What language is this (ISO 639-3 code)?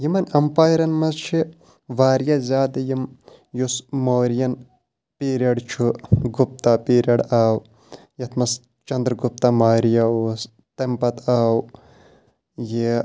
kas